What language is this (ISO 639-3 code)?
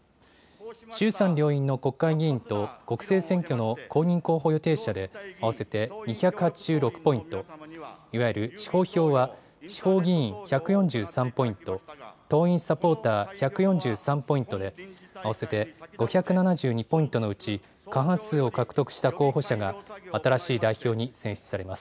jpn